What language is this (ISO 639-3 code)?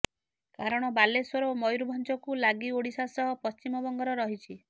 ori